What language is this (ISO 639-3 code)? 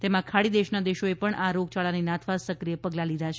guj